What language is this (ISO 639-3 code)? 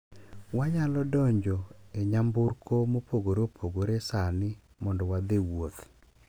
luo